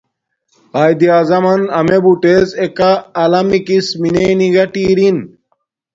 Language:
Domaaki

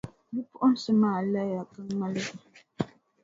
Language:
Dagbani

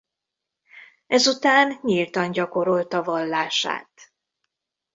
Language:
Hungarian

